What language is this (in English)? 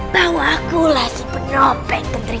Indonesian